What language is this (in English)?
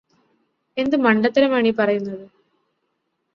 Malayalam